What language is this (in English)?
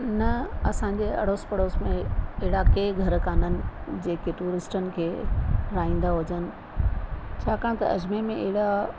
Sindhi